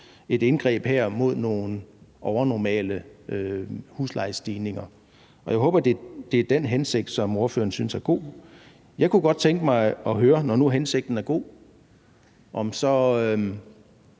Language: Danish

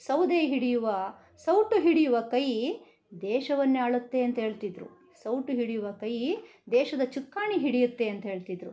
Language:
Kannada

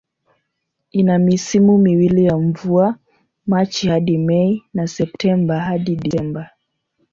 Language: Swahili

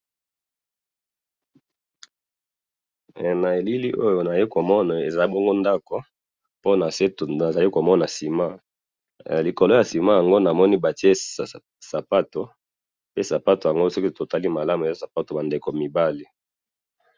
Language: Lingala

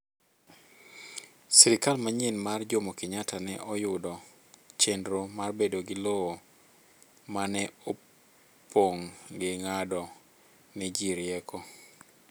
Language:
Luo (Kenya and Tanzania)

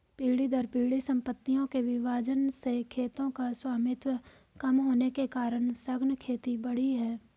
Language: Hindi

